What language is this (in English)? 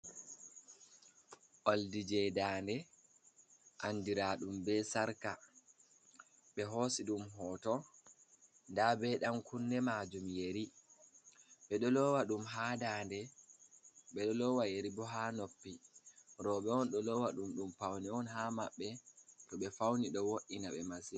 Fula